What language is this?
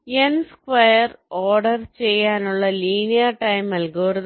Malayalam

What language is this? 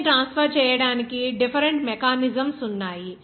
Telugu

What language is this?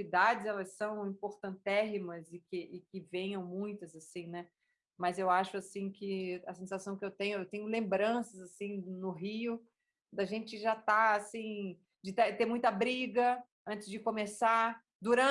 Portuguese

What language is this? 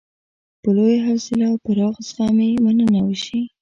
Pashto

